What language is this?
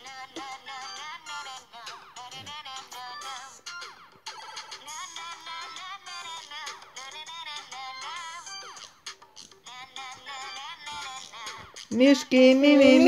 Russian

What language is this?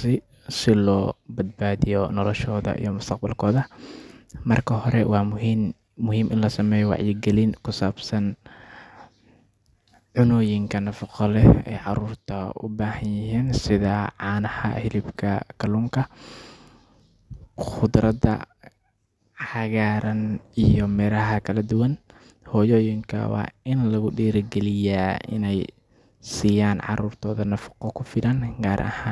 Somali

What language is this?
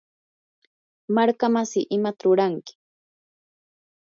Yanahuanca Pasco Quechua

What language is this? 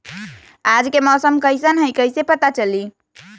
Magahi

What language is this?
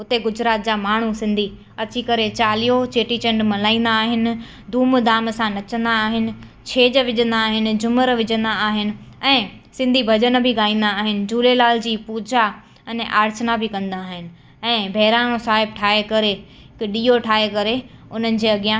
Sindhi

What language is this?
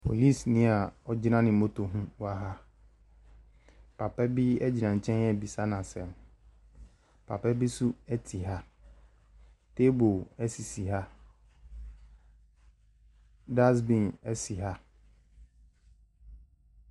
Akan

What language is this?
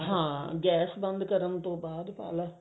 Punjabi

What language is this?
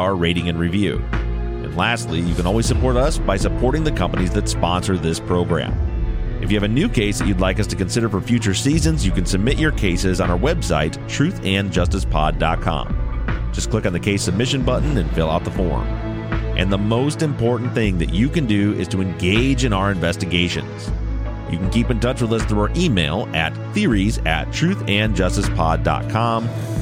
English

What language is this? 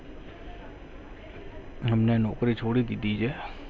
Gujarati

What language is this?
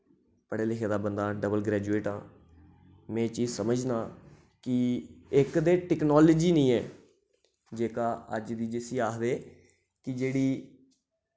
Dogri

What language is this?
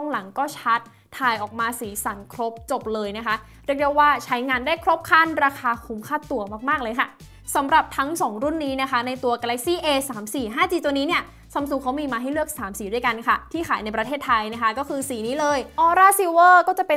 Thai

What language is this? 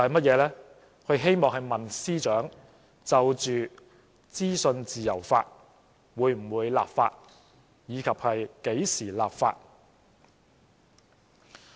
Cantonese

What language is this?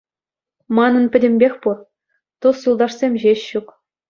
Chuvash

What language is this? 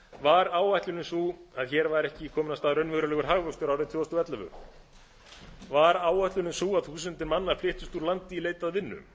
Icelandic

